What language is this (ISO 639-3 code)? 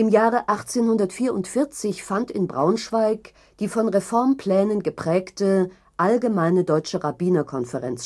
deu